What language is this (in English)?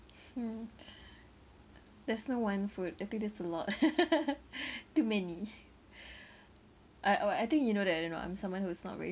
English